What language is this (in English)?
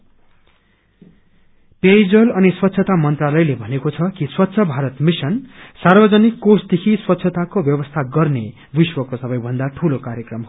Nepali